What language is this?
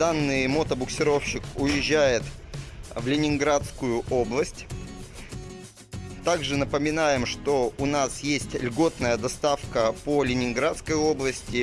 Russian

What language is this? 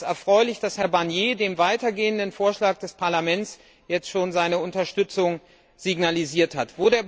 German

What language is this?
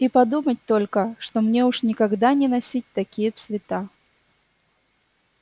Russian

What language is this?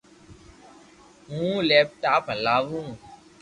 Loarki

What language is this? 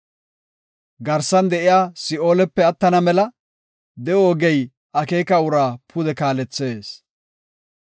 Gofa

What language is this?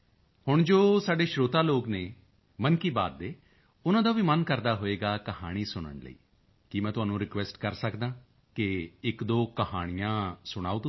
Punjabi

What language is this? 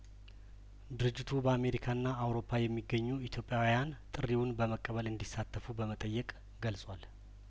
Amharic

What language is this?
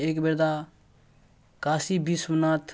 Maithili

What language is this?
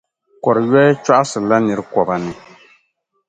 Dagbani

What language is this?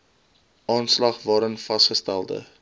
Afrikaans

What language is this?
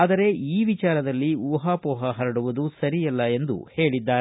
Kannada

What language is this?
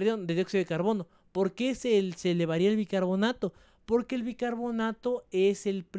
Spanish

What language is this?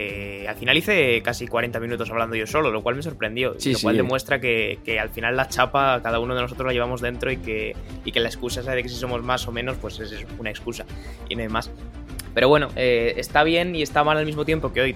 Spanish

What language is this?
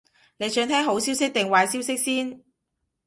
Cantonese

